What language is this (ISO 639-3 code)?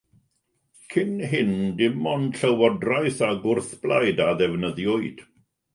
cym